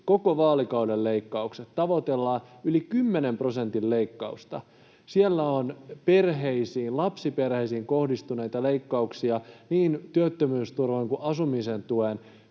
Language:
Finnish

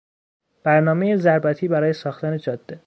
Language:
Persian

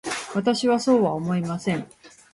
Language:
Japanese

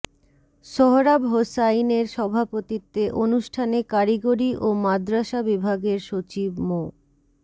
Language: Bangla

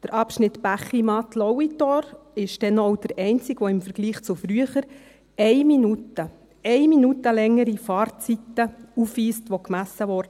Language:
Swiss German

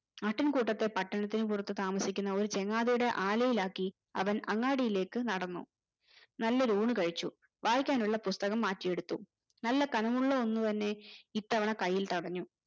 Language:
Malayalam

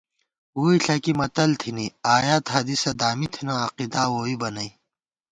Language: Gawar-Bati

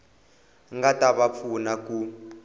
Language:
Tsonga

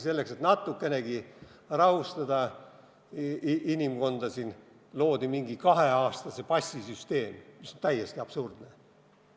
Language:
Estonian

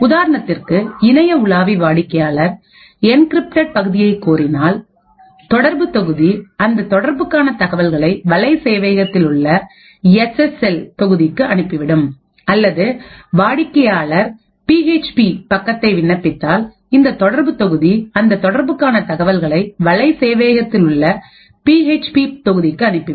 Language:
Tamil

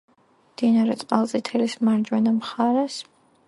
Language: Georgian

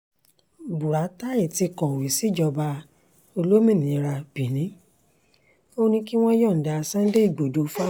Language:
Yoruba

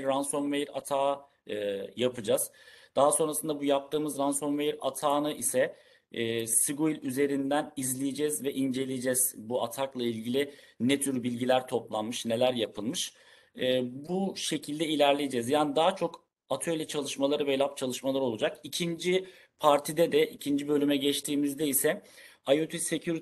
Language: Turkish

